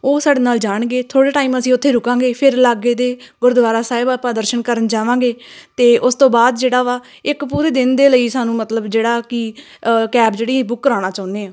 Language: Punjabi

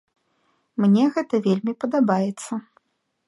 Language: Belarusian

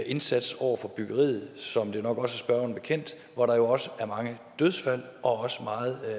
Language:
Danish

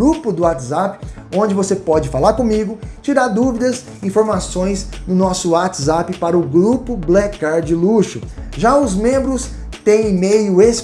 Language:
Portuguese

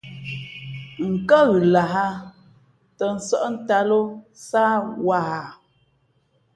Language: Fe'fe'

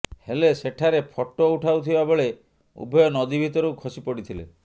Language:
Odia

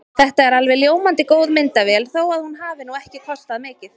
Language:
Icelandic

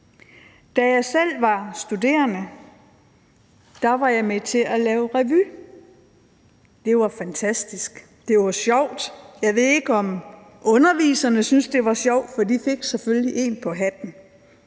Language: Danish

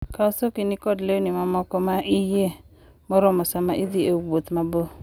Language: Luo (Kenya and Tanzania)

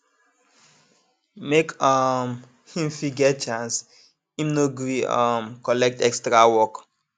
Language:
Nigerian Pidgin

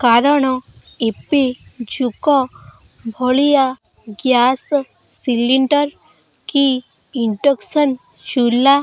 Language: Odia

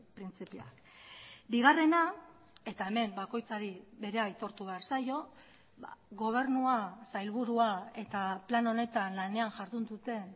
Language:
Basque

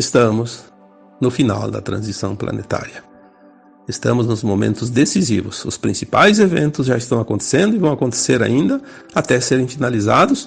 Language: Portuguese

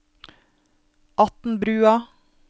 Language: Norwegian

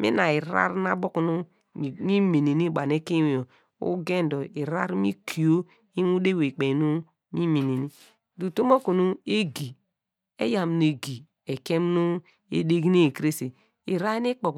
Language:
Degema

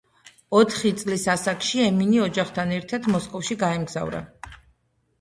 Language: Georgian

